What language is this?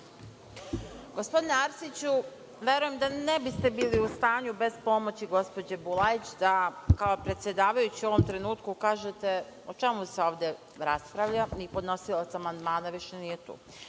Serbian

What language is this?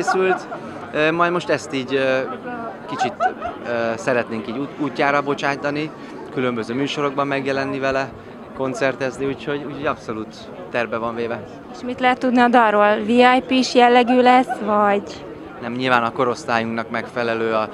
Hungarian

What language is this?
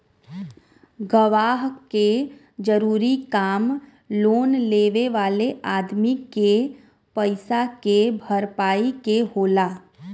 Bhojpuri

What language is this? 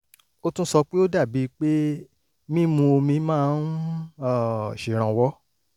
Yoruba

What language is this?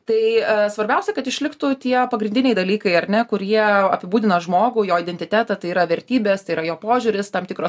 Lithuanian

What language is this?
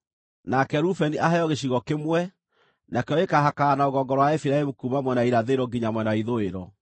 Kikuyu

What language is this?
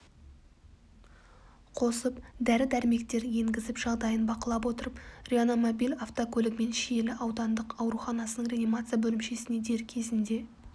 Kazakh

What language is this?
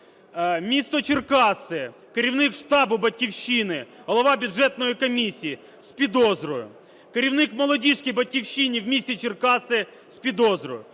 Ukrainian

